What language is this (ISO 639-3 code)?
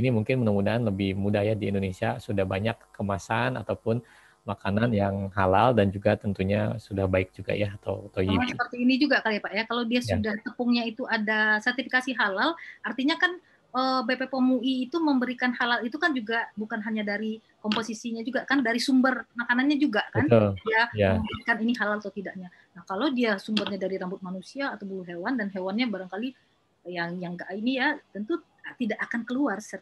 ind